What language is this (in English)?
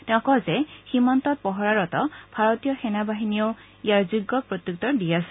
Assamese